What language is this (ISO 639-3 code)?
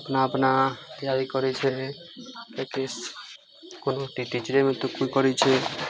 mai